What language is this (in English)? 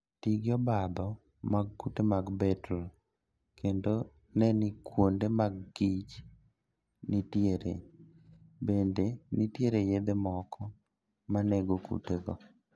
Luo (Kenya and Tanzania)